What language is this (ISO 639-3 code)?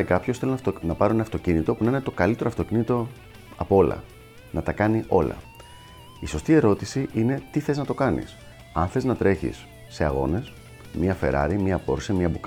ell